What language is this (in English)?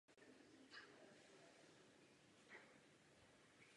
Czech